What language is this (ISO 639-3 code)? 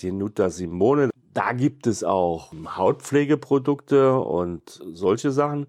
deu